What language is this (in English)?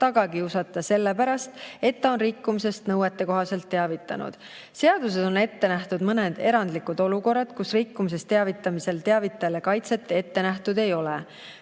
Estonian